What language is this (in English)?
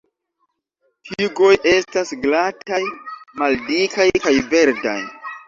Esperanto